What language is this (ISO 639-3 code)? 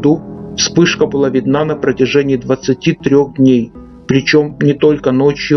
rus